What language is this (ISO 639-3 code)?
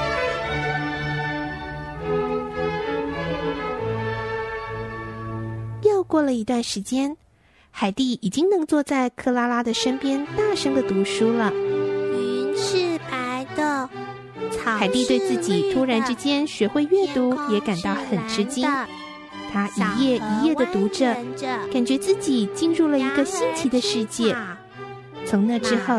zho